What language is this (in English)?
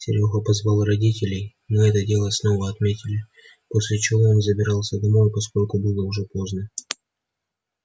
Russian